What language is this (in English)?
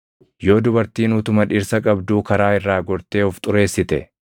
Oromo